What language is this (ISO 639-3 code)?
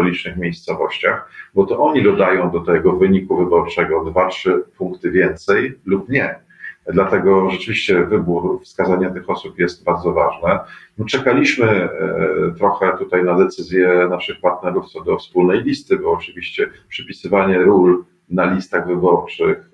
pol